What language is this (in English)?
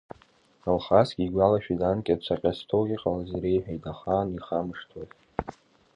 Abkhazian